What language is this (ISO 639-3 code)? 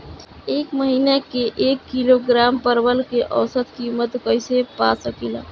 bho